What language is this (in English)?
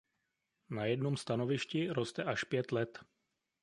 Czech